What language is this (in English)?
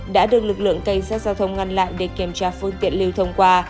Vietnamese